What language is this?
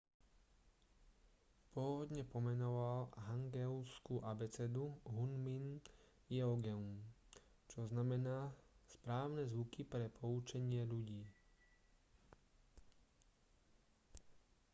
Slovak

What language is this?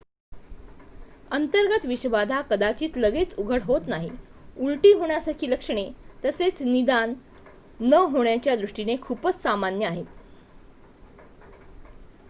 Marathi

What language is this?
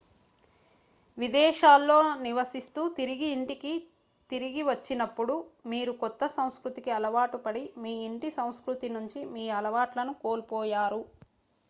Telugu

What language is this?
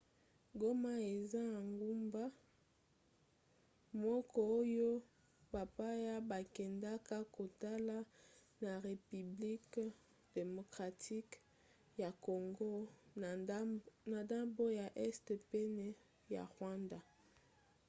Lingala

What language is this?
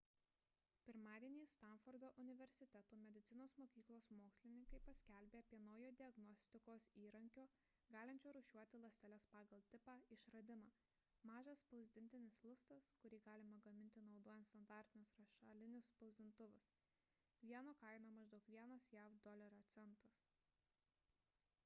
Lithuanian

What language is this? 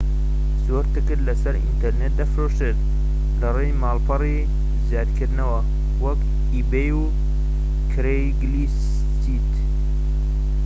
Central Kurdish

